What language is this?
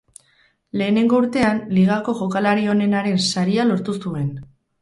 Basque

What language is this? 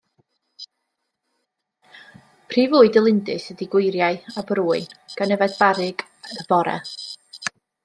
Welsh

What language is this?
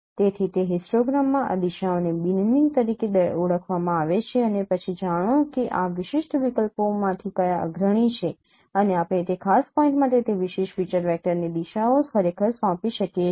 Gujarati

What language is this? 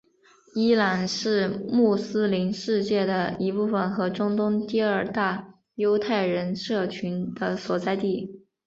Chinese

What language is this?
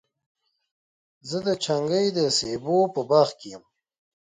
Pashto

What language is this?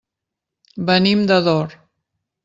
Catalan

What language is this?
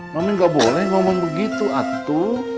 Indonesian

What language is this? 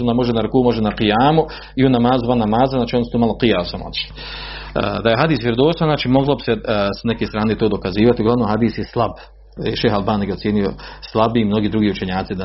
Croatian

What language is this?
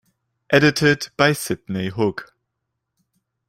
German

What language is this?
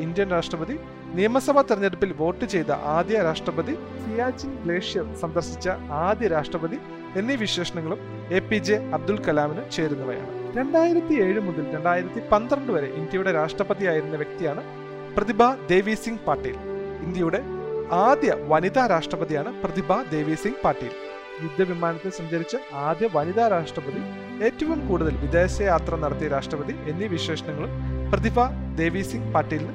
Malayalam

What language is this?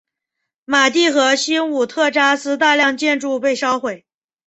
Chinese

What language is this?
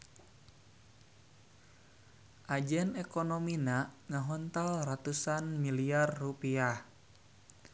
Sundanese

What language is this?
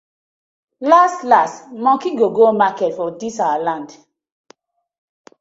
Nigerian Pidgin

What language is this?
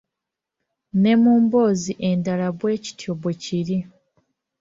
Ganda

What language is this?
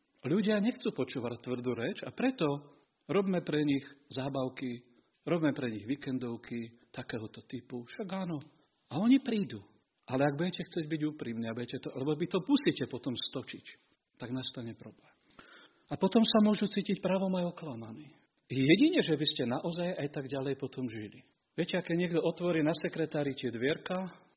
Slovak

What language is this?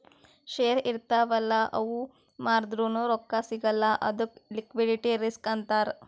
Kannada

